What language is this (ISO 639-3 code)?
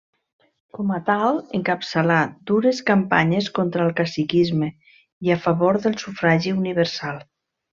cat